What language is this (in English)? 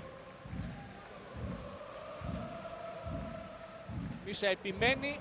Greek